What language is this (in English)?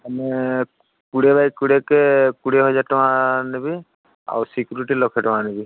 Odia